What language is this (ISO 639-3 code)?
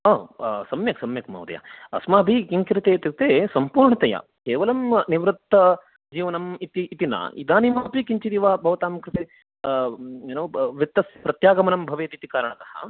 san